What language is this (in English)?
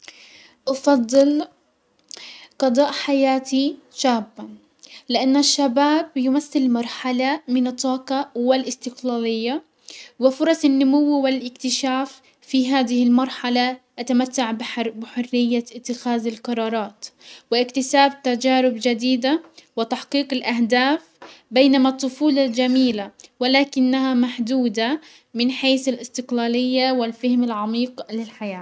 Hijazi Arabic